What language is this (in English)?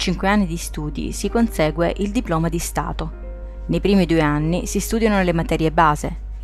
Italian